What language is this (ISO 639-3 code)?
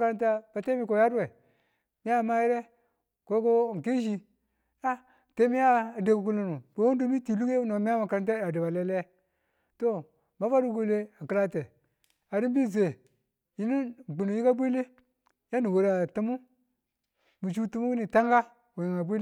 tul